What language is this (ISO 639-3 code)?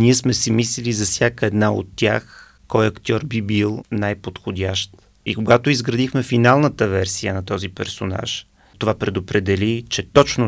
bul